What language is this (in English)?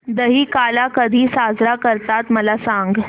Marathi